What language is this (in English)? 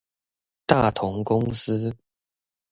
Chinese